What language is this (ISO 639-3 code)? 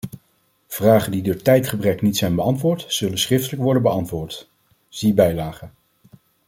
nld